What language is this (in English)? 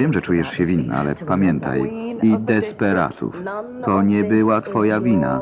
Polish